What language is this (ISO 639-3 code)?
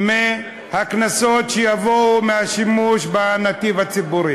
heb